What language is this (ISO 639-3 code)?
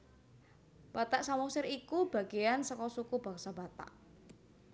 jav